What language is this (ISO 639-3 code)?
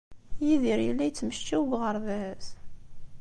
kab